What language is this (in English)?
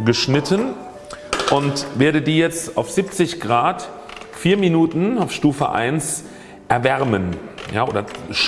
German